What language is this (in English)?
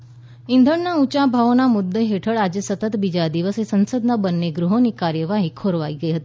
Gujarati